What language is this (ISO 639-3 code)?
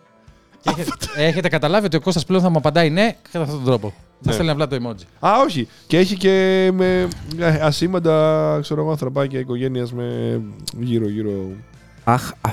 ell